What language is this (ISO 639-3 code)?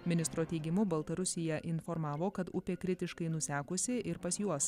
lit